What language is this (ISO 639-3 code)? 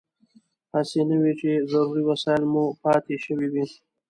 pus